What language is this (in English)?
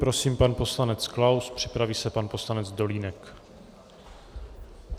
Czech